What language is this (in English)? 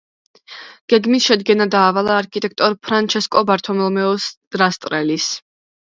Georgian